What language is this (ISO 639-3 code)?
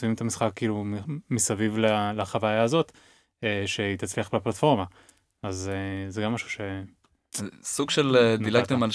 heb